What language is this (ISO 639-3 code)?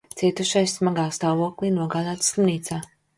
lav